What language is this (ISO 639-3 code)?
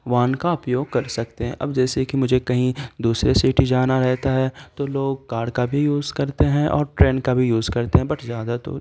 urd